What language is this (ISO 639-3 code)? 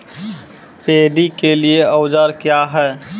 mai